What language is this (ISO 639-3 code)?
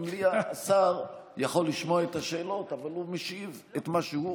heb